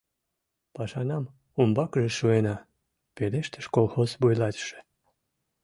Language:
Mari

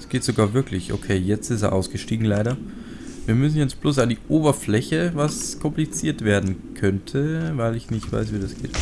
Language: German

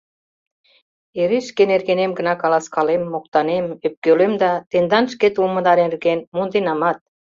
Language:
Mari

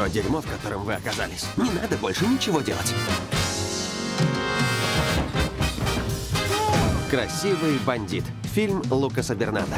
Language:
Russian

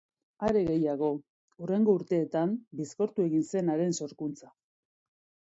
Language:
Basque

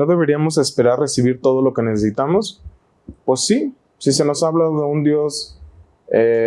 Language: Spanish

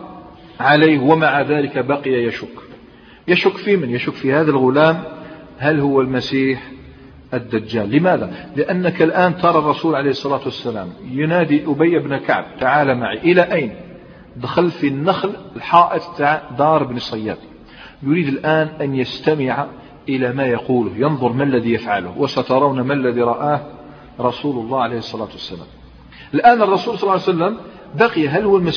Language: Arabic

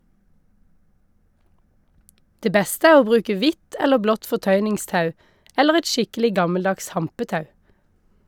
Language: Norwegian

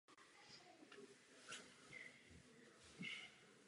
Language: Czech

